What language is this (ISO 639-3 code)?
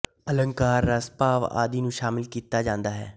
pan